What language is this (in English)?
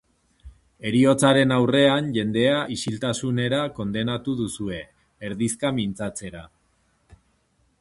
Basque